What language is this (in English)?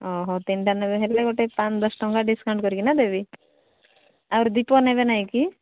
Odia